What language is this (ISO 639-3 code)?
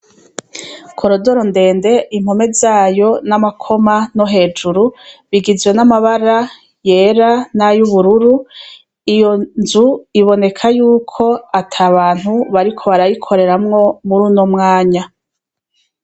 run